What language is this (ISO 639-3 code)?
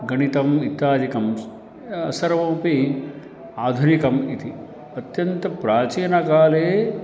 san